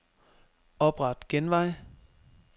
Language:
Danish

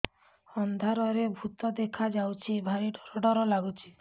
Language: Odia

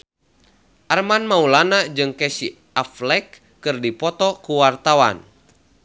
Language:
Sundanese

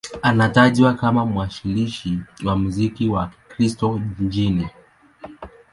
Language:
Swahili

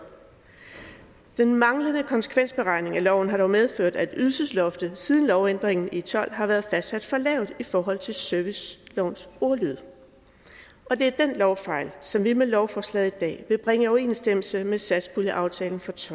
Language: Danish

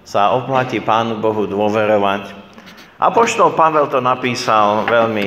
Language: Slovak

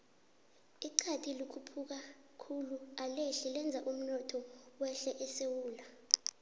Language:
South Ndebele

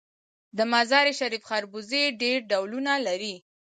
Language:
Pashto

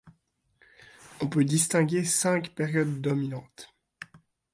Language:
French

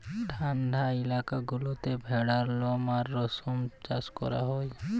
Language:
Bangla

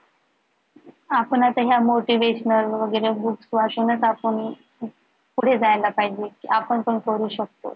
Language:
Marathi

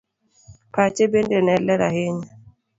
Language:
Luo (Kenya and Tanzania)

